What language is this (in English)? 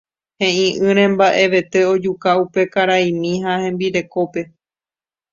Guarani